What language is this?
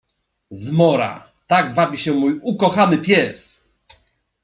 Polish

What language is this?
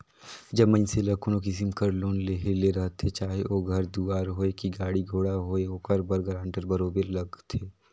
Chhattisgarhi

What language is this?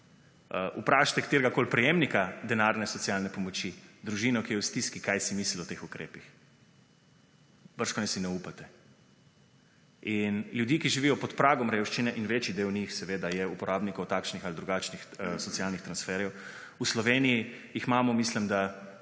Slovenian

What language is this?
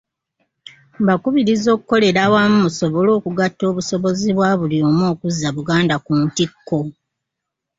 Ganda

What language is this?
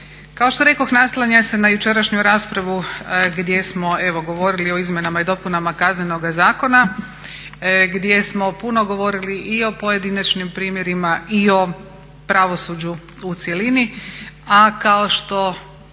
Croatian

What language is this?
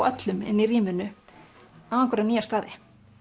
Icelandic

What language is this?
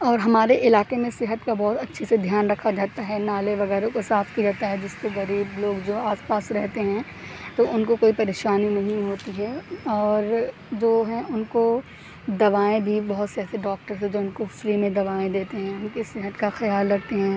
Urdu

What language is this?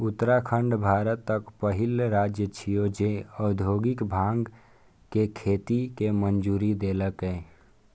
Maithili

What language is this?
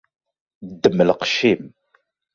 Kabyle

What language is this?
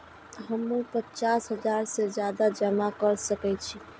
Maithili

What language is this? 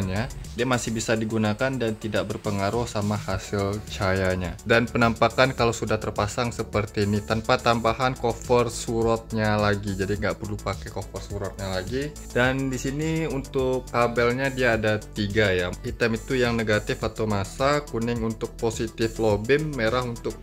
Indonesian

